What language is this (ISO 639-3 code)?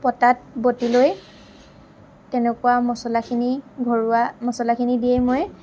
asm